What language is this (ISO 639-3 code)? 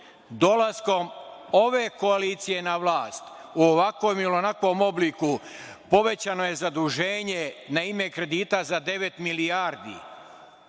srp